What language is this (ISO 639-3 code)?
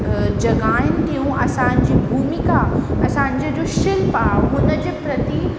snd